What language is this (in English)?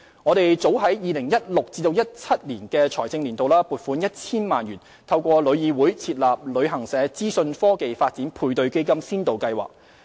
Cantonese